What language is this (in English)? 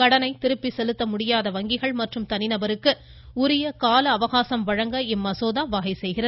Tamil